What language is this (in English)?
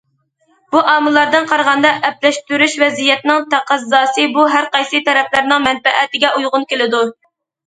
Uyghur